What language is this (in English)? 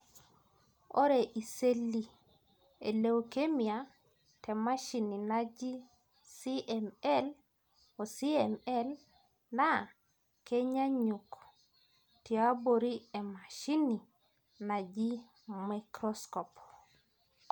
Masai